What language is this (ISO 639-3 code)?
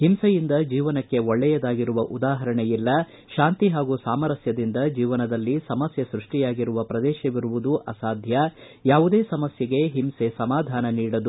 kan